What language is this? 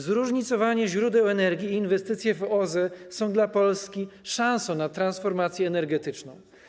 Polish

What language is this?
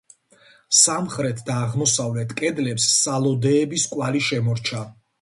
Georgian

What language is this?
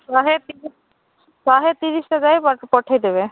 Odia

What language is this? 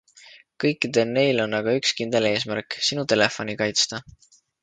Estonian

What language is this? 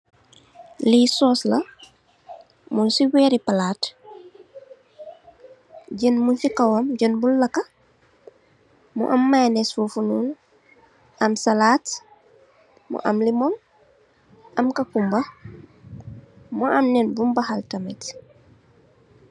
Wolof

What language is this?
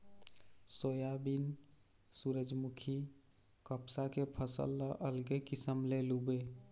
Chhattisgarhi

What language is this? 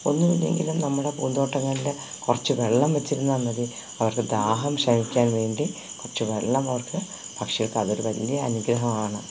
Malayalam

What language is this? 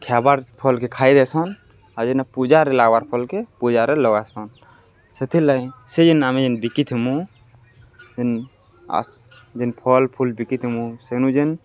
Odia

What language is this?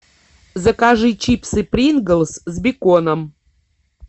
Russian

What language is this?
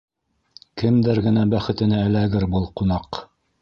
Bashkir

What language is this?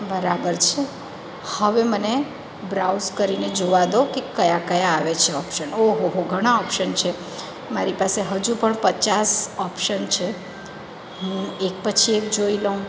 Gujarati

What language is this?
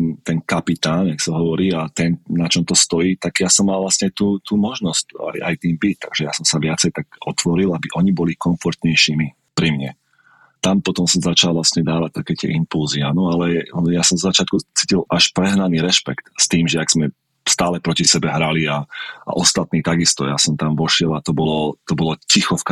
Slovak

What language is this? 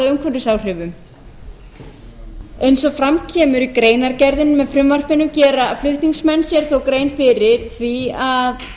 Icelandic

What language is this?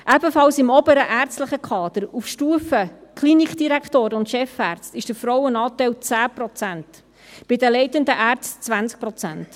Swiss German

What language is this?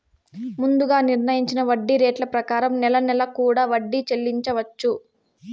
Telugu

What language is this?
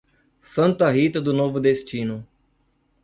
Portuguese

